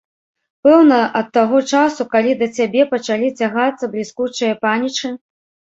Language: Belarusian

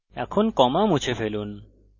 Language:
Bangla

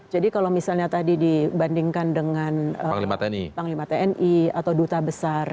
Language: Indonesian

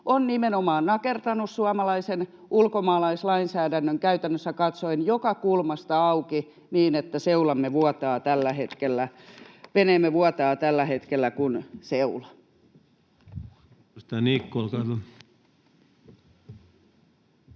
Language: Finnish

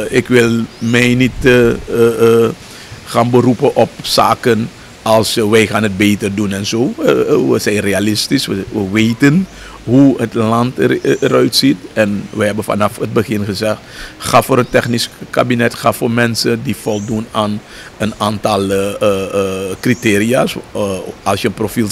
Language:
Dutch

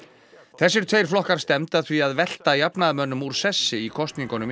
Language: Icelandic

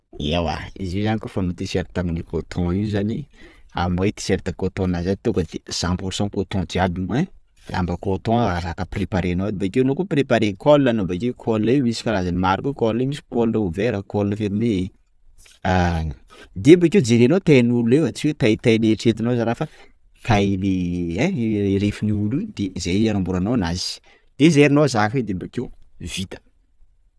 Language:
Sakalava Malagasy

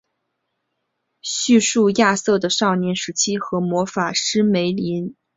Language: Chinese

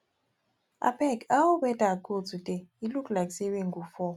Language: Nigerian Pidgin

